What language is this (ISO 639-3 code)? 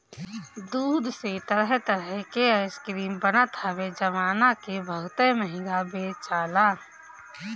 bho